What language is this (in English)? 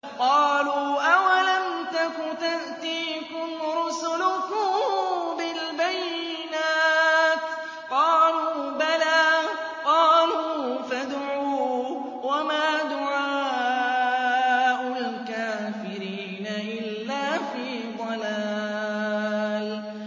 Arabic